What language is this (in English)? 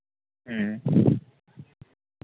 Santali